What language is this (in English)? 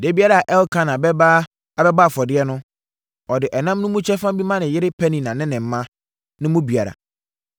Akan